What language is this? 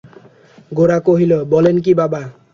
Bangla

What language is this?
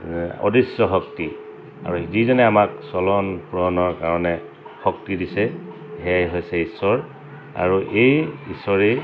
Assamese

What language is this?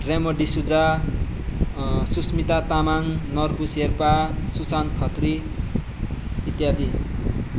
Nepali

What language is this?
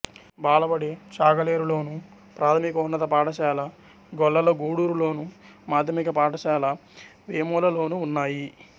Telugu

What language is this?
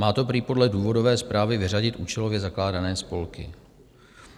Czech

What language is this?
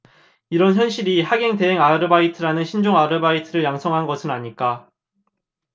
Korean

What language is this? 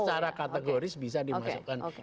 Indonesian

